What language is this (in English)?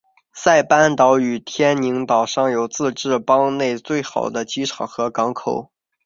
Chinese